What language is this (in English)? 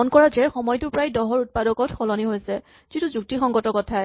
Assamese